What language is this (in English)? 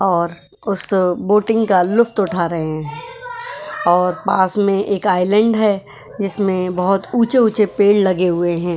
Hindi